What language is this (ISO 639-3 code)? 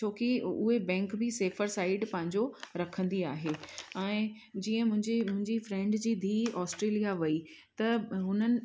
snd